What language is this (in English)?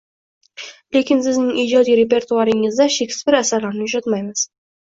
Uzbek